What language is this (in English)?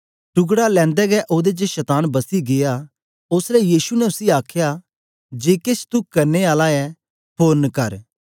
Dogri